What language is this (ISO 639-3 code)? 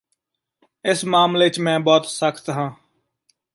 pan